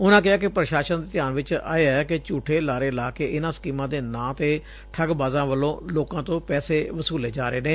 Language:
Punjabi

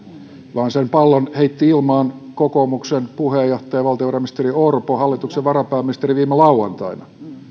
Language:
Finnish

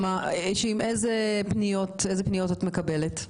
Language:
Hebrew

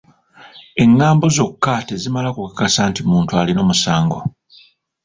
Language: Ganda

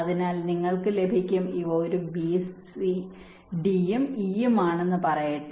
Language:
Malayalam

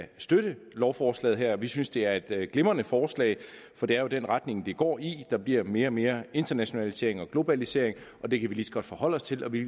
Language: Danish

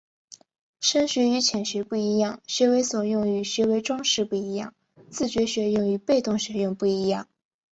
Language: Chinese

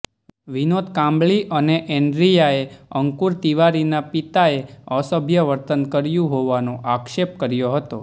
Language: Gujarati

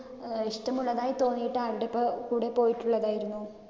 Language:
Malayalam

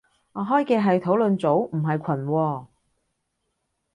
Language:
Cantonese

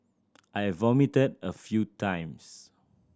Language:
English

